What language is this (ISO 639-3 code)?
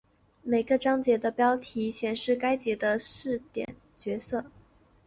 zho